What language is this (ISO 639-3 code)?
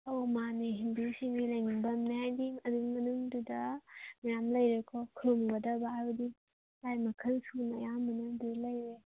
mni